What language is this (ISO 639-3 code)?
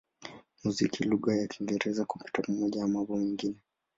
swa